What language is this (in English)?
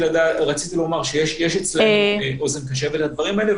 Hebrew